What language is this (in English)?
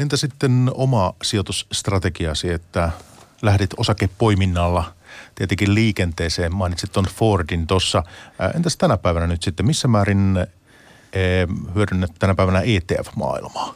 Finnish